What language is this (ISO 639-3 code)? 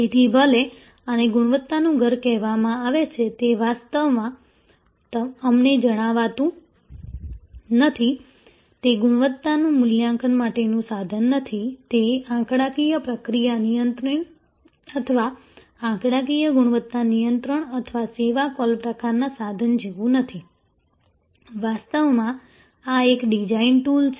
guj